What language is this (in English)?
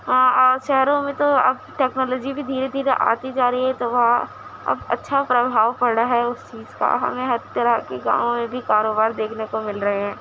Urdu